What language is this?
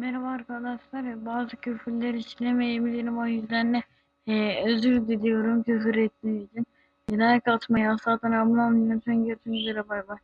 Turkish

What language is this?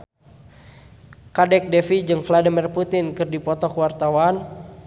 Sundanese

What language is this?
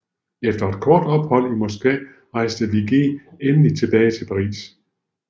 Danish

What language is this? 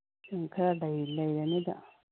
Manipuri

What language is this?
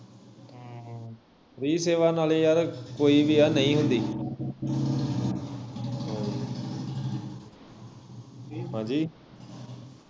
Punjabi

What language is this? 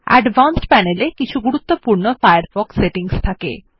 Bangla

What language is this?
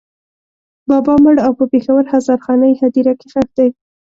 Pashto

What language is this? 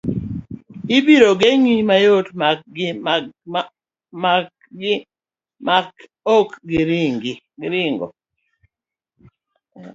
Luo (Kenya and Tanzania)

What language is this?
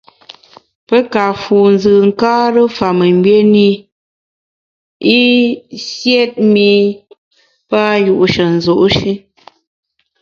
Bamun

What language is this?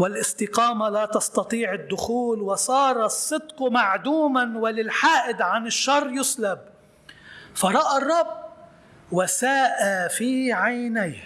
Arabic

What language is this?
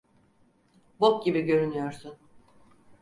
Turkish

